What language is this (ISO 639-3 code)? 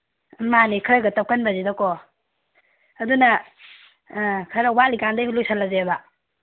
mni